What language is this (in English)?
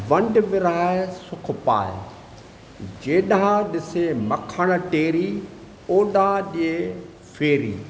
Sindhi